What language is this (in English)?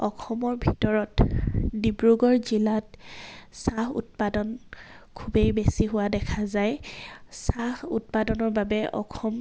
Assamese